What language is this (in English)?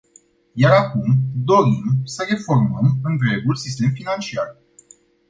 Romanian